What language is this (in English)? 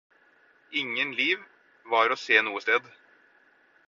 Norwegian Bokmål